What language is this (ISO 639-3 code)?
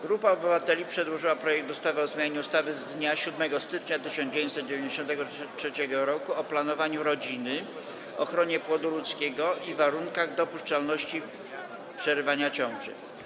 pol